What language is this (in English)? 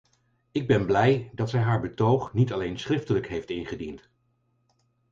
Dutch